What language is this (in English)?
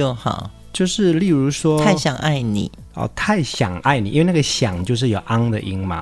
Chinese